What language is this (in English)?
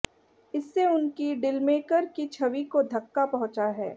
Hindi